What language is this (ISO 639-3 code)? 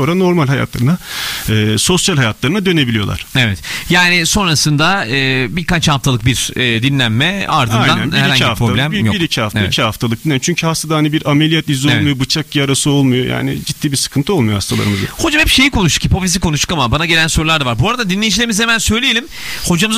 tur